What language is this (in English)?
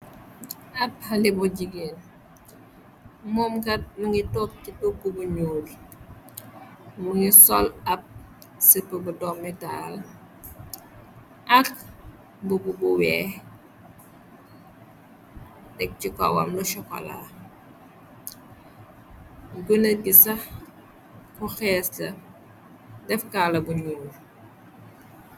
Wolof